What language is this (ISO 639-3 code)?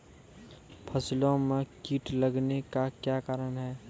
mai